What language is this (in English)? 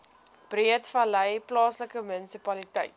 Afrikaans